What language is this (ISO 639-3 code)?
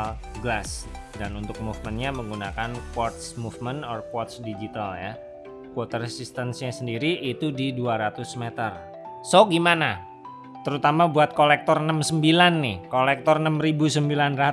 ind